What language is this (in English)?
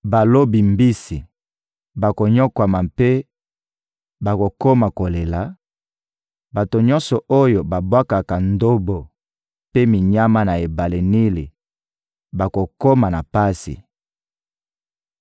Lingala